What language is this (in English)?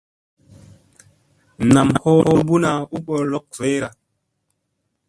Musey